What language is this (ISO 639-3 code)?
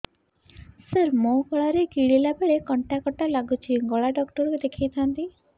ori